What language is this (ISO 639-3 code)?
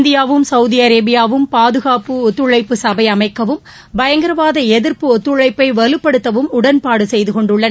tam